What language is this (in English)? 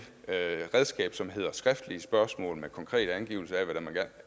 Danish